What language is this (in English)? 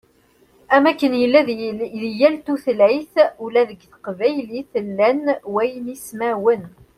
Kabyle